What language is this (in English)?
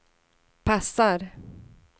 Swedish